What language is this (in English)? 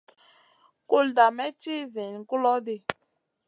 Masana